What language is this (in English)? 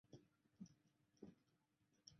Chinese